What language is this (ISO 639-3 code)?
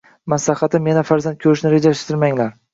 uzb